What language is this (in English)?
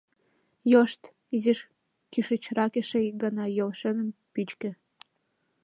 Mari